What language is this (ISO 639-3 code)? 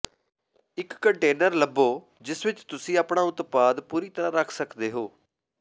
pan